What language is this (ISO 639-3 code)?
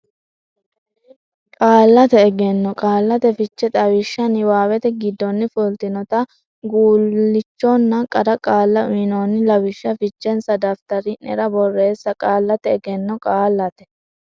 sid